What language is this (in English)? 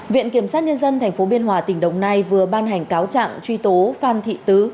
Vietnamese